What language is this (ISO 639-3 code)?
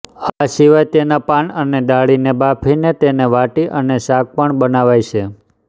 guj